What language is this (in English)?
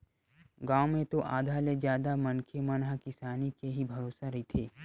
Chhattisgarhi